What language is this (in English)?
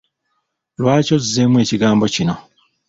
Ganda